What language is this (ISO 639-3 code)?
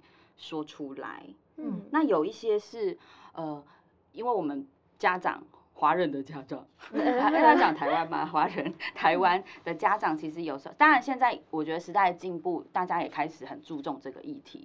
zho